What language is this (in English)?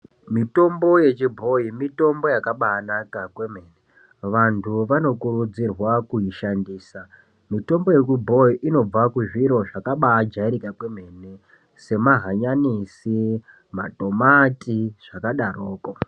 Ndau